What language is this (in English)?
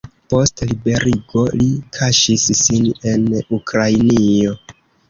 Esperanto